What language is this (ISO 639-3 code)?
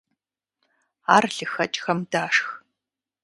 kbd